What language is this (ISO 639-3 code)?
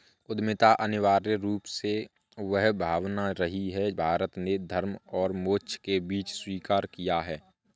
hin